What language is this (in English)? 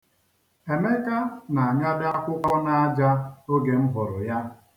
Igbo